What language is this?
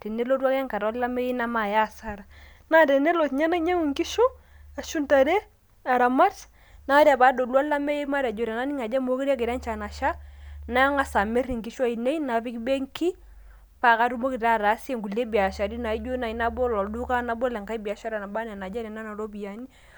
Masai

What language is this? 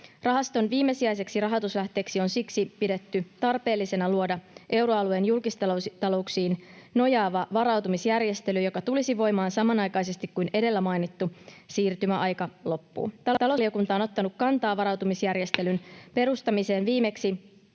Finnish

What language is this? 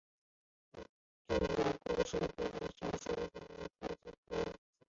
Chinese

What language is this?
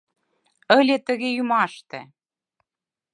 Mari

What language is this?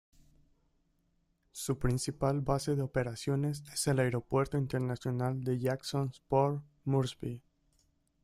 Spanish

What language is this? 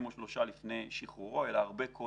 Hebrew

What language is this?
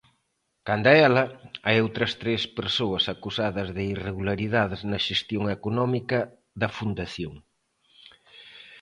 Galician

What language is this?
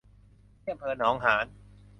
Thai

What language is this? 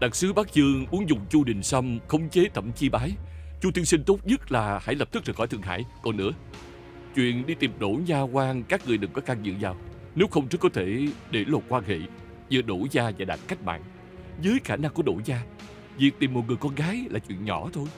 Vietnamese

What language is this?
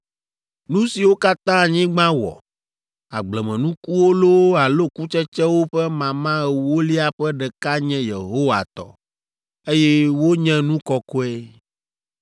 Ewe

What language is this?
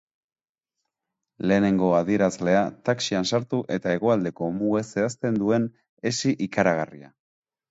Basque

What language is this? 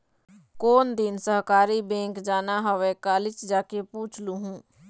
Chhattisgarhi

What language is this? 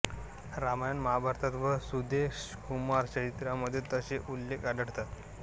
Marathi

